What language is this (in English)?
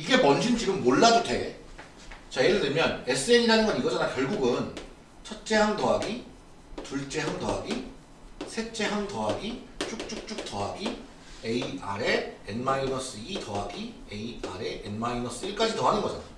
Korean